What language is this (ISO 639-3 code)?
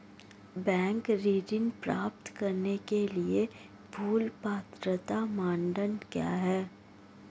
hin